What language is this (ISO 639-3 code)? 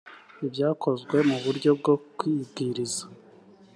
kin